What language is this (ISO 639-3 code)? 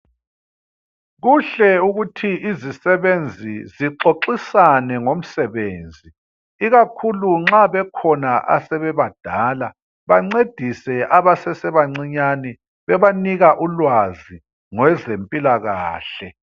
nde